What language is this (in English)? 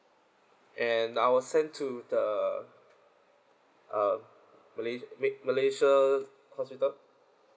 English